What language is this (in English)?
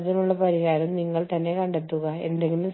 Malayalam